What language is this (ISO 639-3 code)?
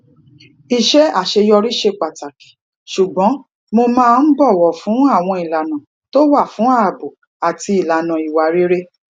yor